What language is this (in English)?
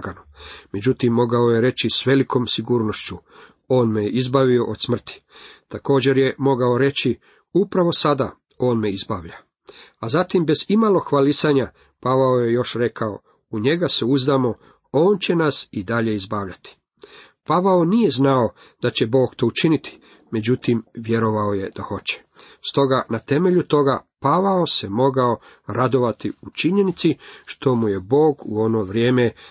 Croatian